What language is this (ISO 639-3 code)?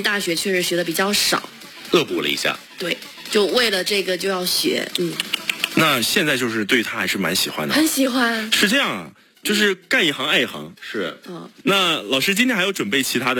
zho